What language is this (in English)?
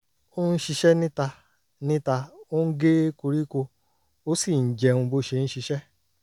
Yoruba